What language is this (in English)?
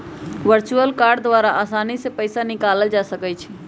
Magahi